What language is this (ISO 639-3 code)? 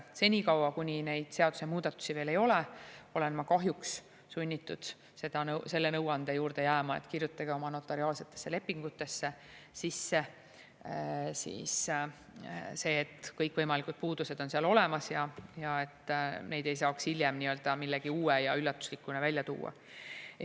est